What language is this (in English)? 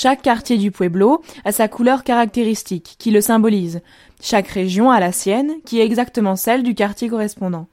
French